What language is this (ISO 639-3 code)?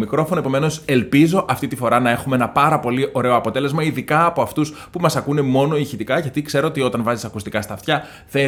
ell